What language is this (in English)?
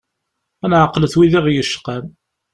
Kabyle